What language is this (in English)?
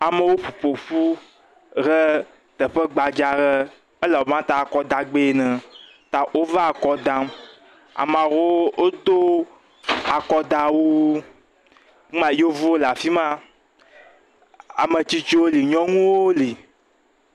Ewe